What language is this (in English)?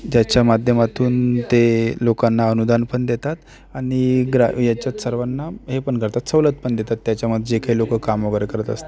Marathi